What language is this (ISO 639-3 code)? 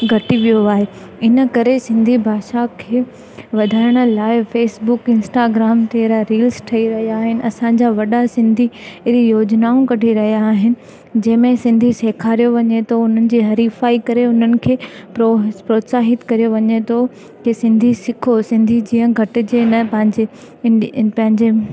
snd